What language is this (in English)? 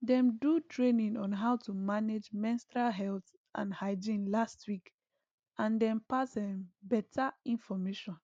Nigerian Pidgin